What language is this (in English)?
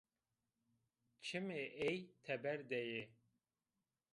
Zaza